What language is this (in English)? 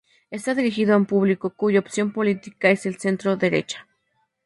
Spanish